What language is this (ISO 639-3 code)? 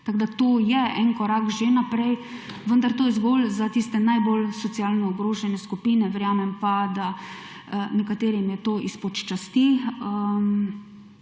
slv